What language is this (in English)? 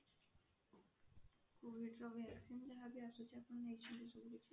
Odia